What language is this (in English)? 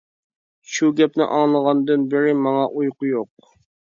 Uyghur